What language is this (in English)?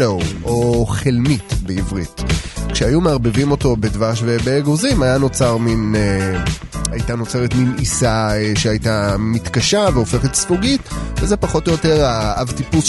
Hebrew